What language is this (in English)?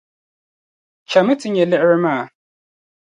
Dagbani